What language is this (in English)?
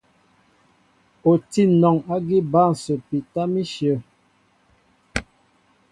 Mbo (Cameroon)